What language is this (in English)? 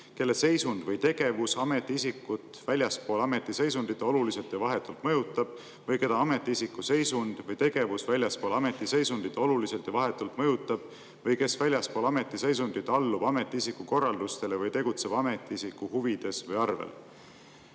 Estonian